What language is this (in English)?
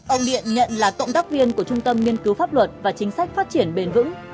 Vietnamese